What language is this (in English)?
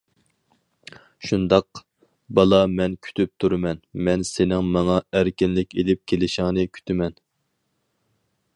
Uyghur